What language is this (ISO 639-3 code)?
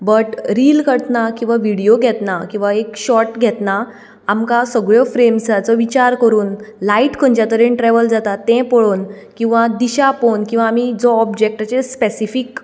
kok